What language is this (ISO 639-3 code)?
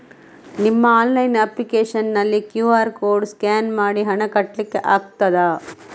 kan